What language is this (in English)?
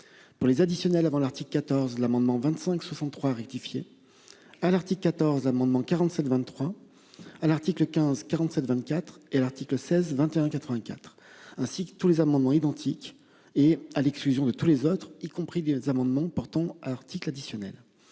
French